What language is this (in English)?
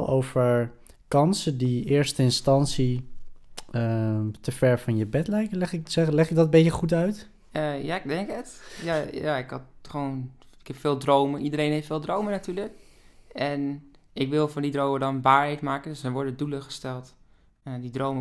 Dutch